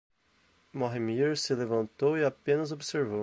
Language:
Portuguese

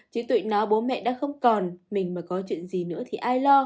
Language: Vietnamese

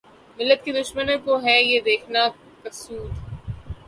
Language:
Urdu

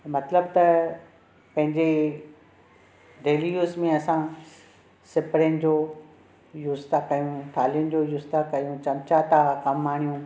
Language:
Sindhi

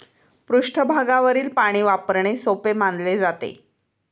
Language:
Marathi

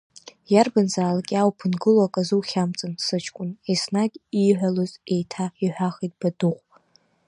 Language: Abkhazian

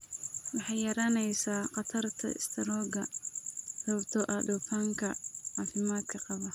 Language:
Somali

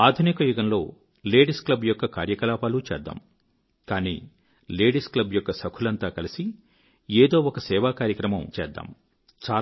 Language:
Telugu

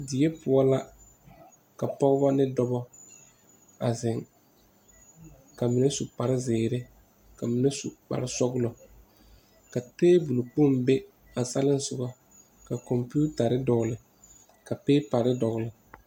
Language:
Southern Dagaare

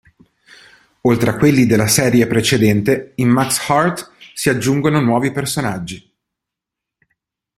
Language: Italian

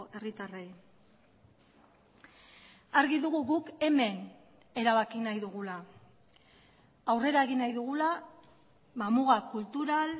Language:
Basque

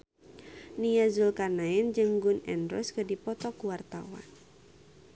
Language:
Sundanese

